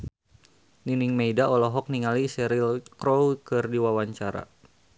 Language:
Sundanese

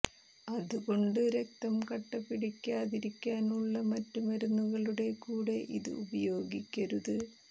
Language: Malayalam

